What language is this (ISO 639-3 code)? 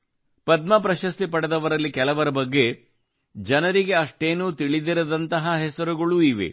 kan